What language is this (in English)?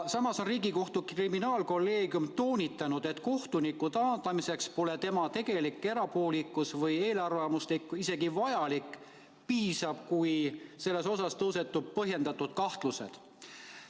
Estonian